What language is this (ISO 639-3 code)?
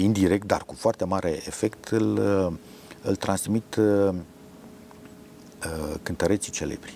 ron